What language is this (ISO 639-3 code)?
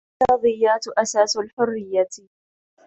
ara